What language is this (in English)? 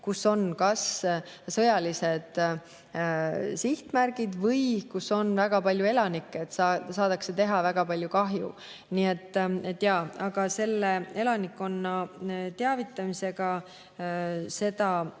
Estonian